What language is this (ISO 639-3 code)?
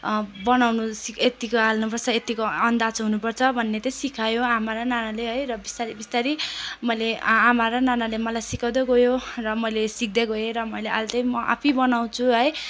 nep